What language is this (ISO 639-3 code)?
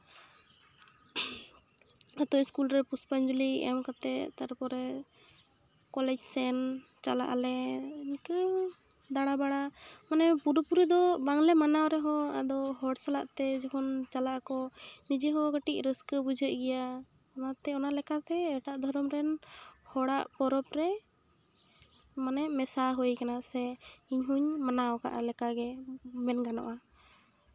sat